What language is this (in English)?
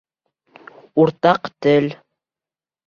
Bashkir